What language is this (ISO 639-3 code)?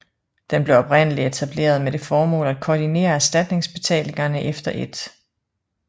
dan